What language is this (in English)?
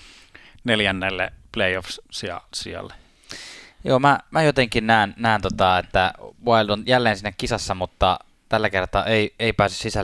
Finnish